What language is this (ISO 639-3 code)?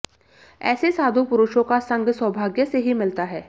hin